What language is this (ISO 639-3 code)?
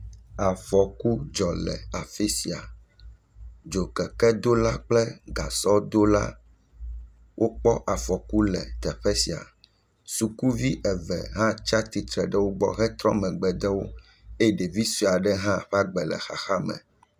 ewe